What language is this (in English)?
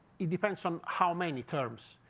English